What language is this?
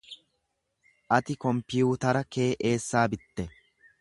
Oromo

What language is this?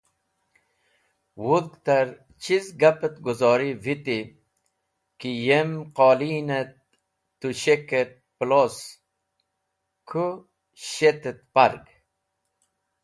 Wakhi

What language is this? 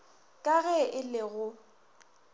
Northern Sotho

